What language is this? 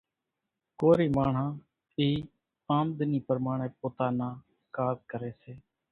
Kachi Koli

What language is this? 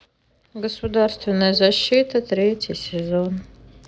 Russian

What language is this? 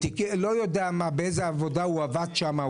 Hebrew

